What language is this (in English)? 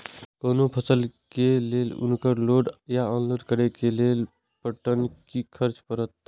Maithili